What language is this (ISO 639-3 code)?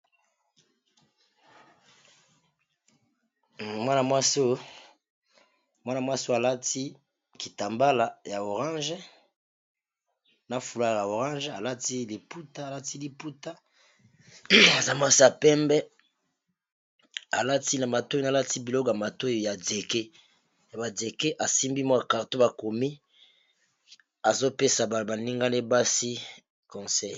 lin